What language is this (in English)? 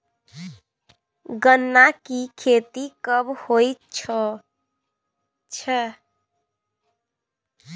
Maithili